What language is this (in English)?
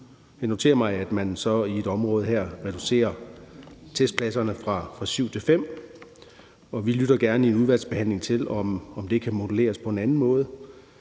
Danish